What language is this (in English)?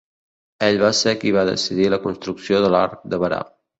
Catalan